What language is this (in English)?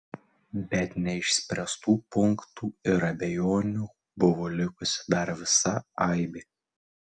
Lithuanian